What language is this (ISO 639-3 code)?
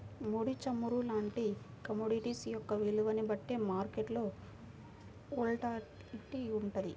tel